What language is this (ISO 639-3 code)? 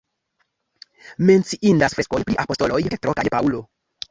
epo